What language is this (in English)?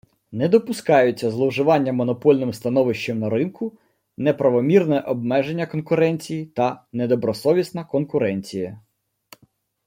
Ukrainian